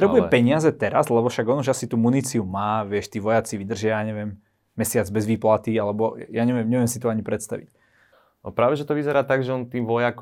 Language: Slovak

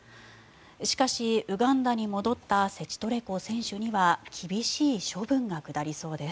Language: Japanese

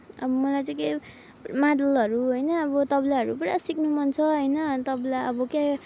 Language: Nepali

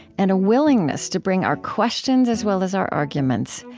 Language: English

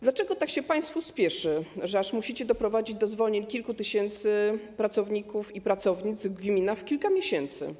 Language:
Polish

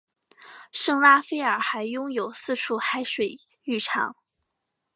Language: Chinese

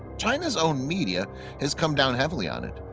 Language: English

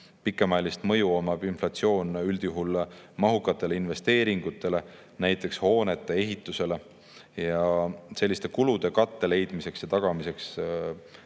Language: Estonian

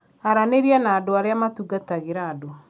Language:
Kikuyu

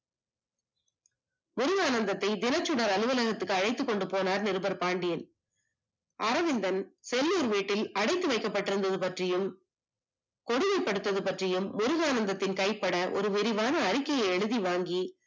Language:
Tamil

